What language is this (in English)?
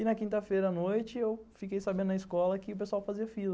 Portuguese